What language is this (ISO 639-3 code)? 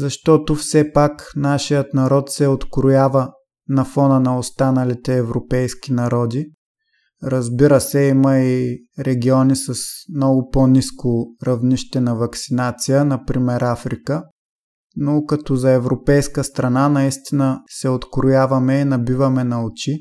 bul